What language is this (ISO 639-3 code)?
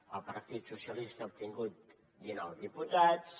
cat